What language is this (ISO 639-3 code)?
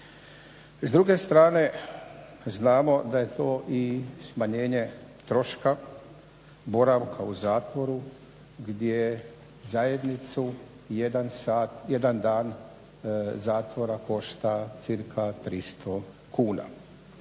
hrv